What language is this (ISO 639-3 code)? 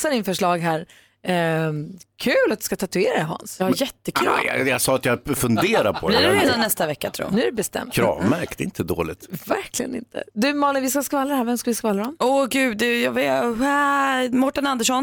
swe